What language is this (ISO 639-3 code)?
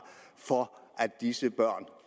dan